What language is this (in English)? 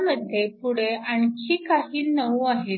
Marathi